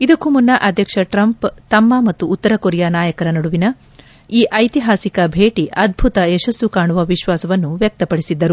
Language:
Kannada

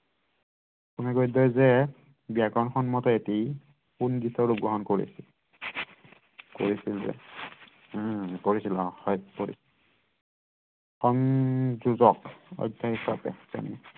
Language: Assamese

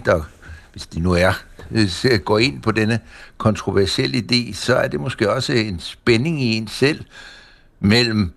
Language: Danish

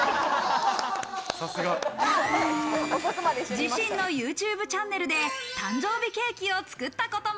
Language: Japanese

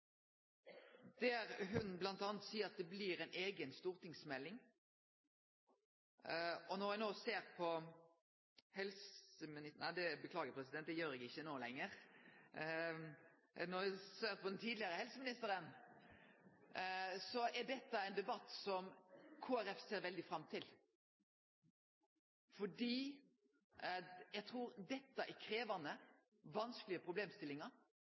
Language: Norwegian Nynorsk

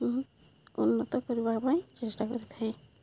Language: Odia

